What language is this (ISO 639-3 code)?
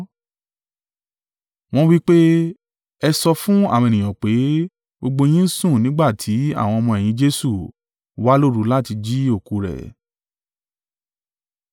yor